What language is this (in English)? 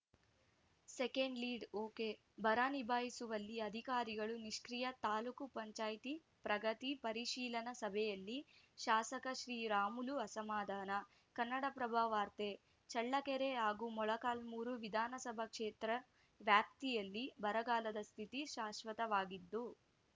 Kannada